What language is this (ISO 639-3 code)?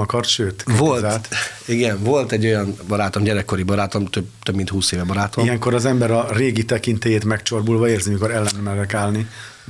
hun